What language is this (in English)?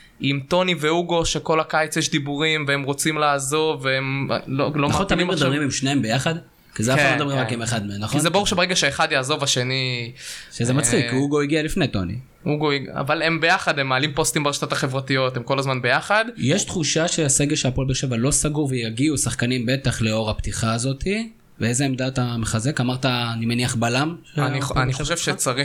Hebrew